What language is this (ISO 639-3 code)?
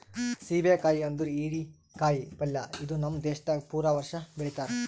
kan